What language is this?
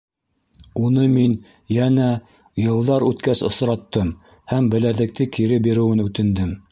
Bashkir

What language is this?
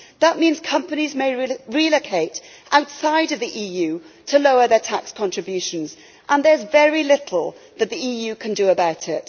English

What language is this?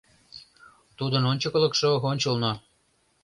Mari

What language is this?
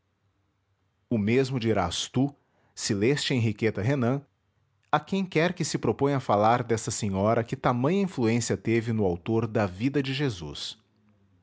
Portuguese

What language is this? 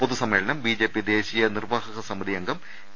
Malayalam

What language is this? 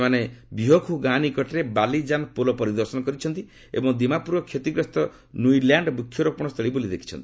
Odia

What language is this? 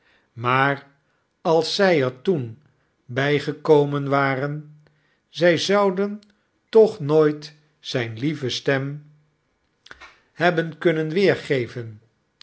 Dutch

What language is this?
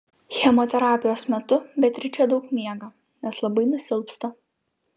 Lithuanian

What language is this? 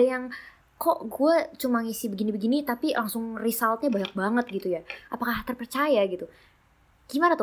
Indonesian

